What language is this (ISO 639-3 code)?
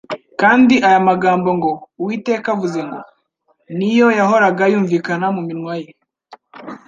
kin